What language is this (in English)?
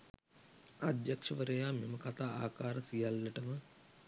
Sinhala